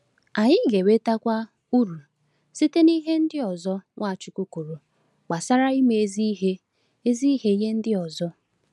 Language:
Igbo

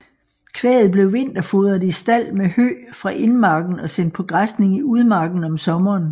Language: Danish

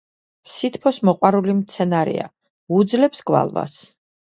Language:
Georgian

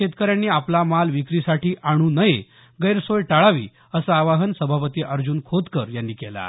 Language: Marathi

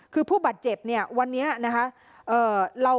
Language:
Thai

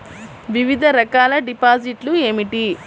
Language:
Telugu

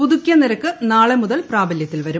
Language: Malayalam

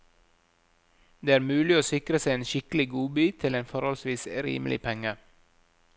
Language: Norwegian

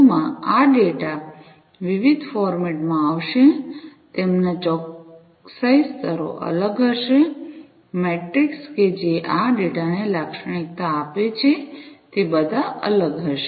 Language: Gujarati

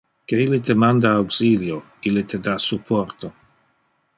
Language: Interlingua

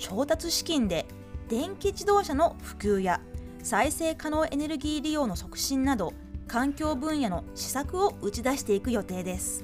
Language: Japanese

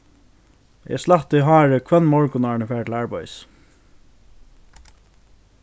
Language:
Faroese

